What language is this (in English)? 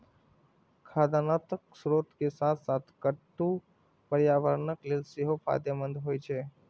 Maithili